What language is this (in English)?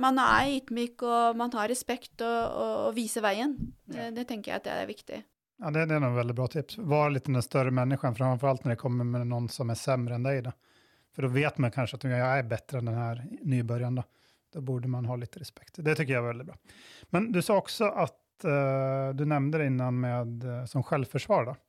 Swedish